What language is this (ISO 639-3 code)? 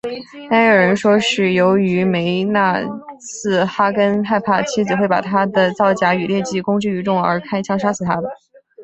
zho